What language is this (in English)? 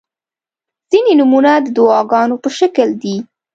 Pashto